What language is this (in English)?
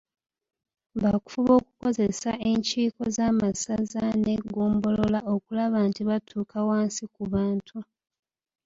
Ganda